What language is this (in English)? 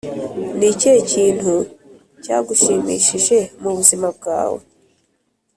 Kinyarwanda